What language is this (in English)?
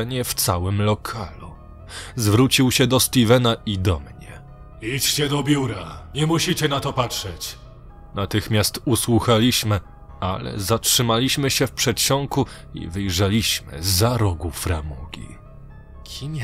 Polish